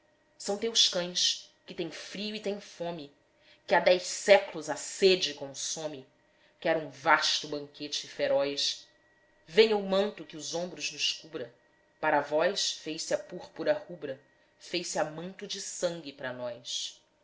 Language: Portuguese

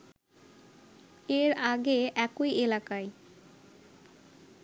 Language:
Bangla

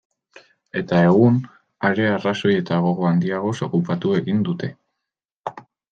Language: Basque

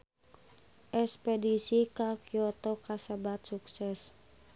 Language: Sundanese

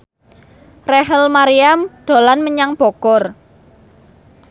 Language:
Javanese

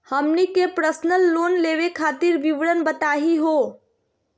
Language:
Magahi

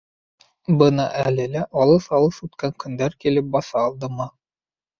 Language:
Bashkir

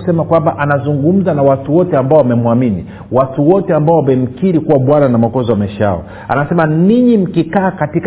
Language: Swahili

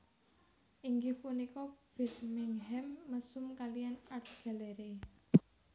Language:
Javanese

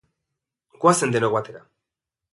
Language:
Basque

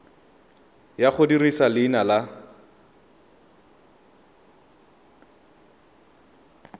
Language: Tswana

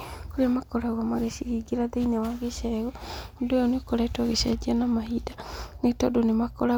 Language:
Kikuyu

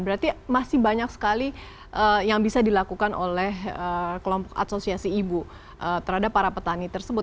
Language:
Indonesian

